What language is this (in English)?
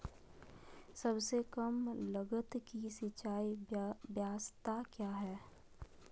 Magahi